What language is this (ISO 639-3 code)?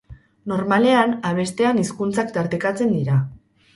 eus